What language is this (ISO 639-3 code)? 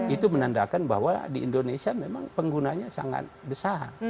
ind